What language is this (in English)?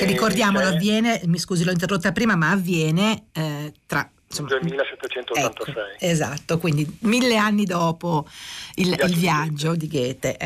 Italian